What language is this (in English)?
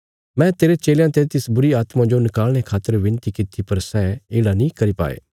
Bilaspuri